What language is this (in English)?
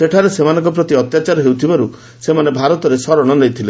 Odia